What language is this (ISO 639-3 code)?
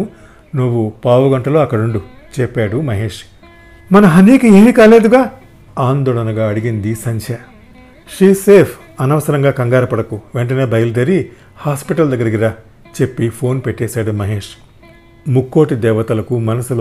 tel